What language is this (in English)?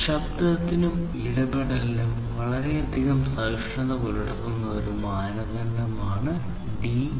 Malayalam